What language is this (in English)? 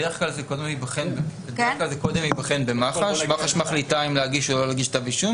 Hebrew